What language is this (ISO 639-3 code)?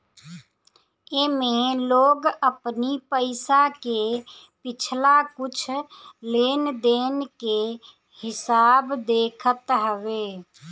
bho